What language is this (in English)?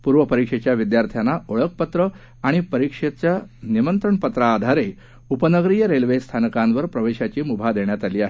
Marathi